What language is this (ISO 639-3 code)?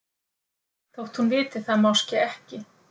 isl